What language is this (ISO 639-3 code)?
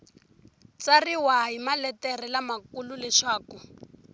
tso